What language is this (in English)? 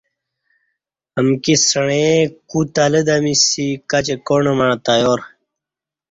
Kati